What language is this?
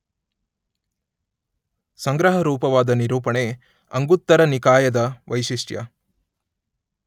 Kannada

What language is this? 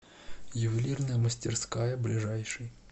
Russian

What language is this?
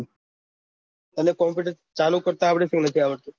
Gujarati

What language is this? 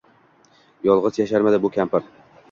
Uzbek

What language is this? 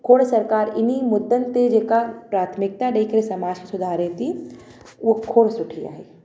Sindhi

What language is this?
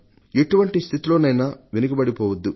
Telugu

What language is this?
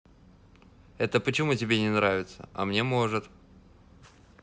Russian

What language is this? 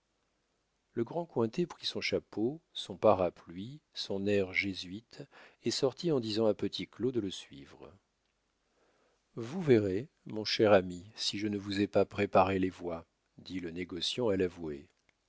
French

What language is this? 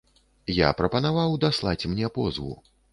Belarusian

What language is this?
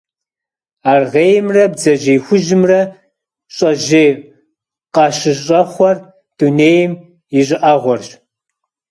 Kabardian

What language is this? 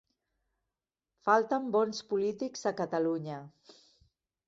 Catalan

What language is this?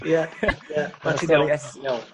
Welsh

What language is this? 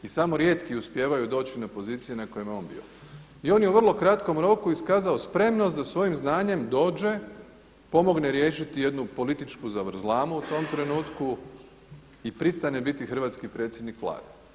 Croatian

